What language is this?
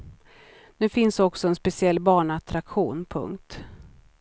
Swedish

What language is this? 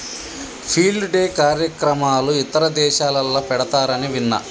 Telugu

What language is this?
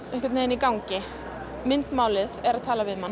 Icelandic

